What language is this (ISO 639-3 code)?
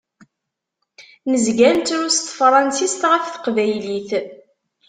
kab